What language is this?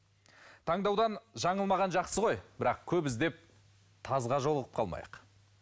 Kazakh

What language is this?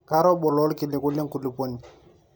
Masai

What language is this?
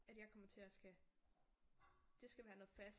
Danish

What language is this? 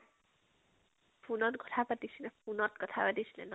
Assamese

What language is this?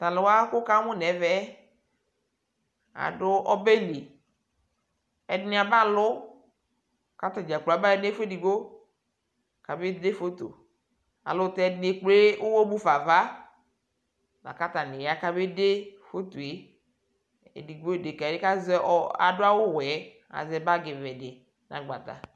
Ikposo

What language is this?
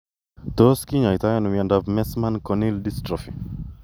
Kalenjin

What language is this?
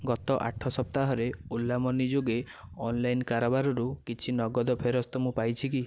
Odia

